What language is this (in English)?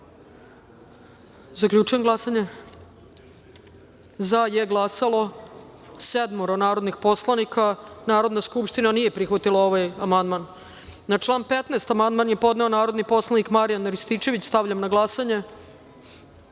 Serbian